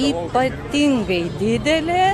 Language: Lithuanian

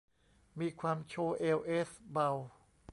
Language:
Thai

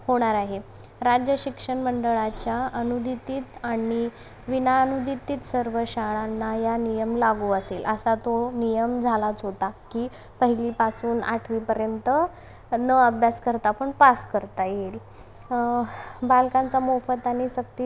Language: Marathi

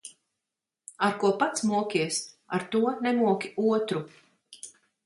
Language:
Latvian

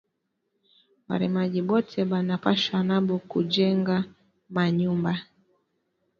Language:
Swahili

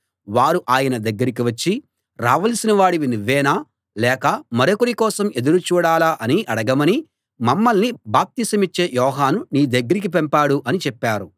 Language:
Telugu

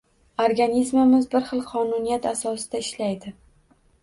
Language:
Uzbek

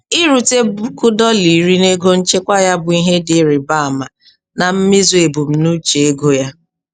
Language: Igbo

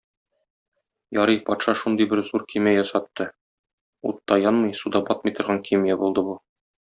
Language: Tatar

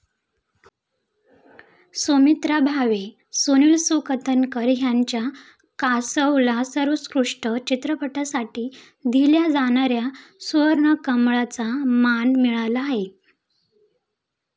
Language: Marathi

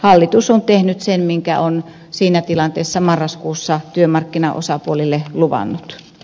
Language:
Finnish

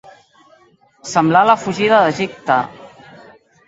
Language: Catalan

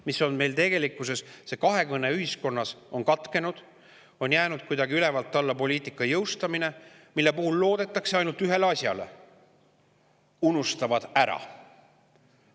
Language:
Estonian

